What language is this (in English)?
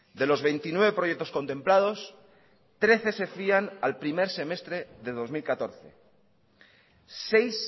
Spanish